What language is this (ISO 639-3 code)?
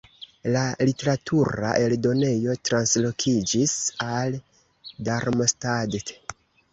epo